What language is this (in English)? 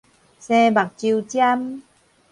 Min Nan Chinese